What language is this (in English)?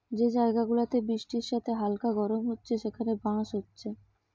Bangla